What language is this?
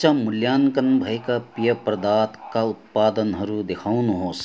Nepali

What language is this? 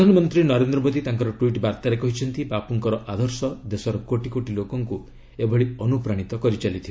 Odia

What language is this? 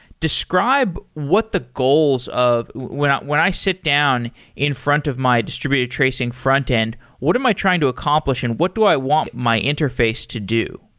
English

